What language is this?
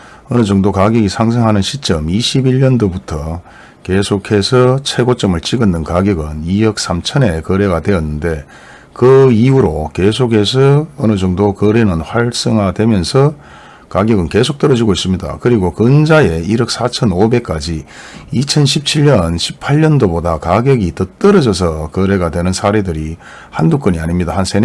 Korean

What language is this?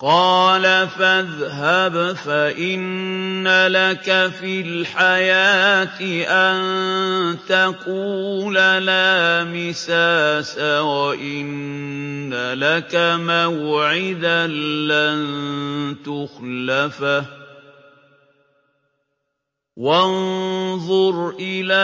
Arabic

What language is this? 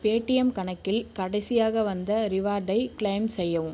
Tamil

